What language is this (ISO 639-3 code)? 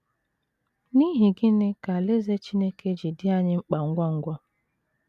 ibo